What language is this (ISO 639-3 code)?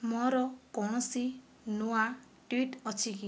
ori